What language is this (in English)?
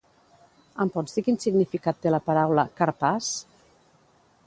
Catalan